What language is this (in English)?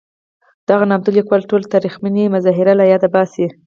Pashto